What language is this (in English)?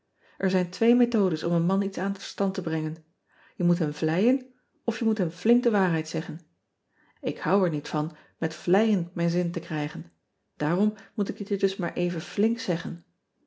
Dutch